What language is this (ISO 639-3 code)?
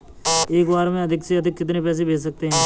hin